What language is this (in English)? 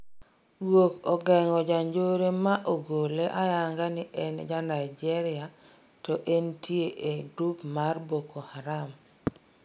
Luo (Kenya and Tanzania)